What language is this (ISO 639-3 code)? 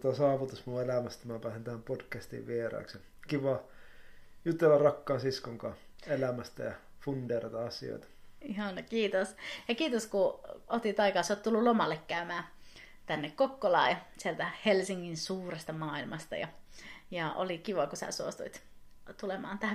fin